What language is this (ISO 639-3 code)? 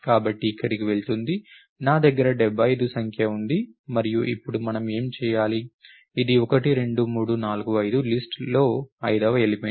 tel